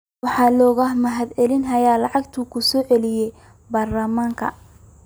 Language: Somali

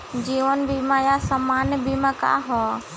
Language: Bhojpuri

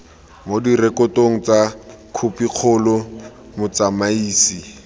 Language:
Tswana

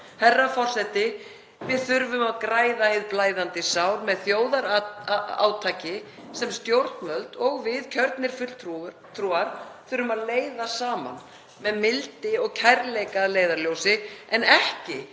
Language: Icelandic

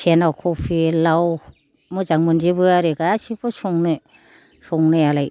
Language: Bodo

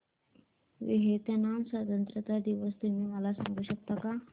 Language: Marathi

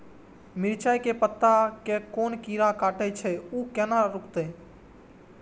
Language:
Maithili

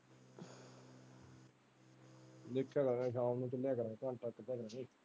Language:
Punjabi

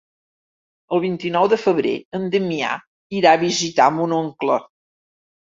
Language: Catalan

